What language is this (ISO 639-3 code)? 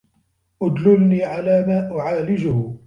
ara